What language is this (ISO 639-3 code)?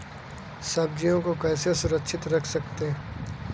hin